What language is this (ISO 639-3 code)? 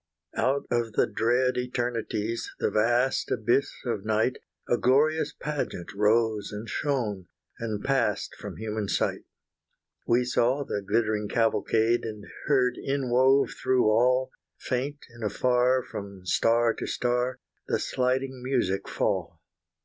eng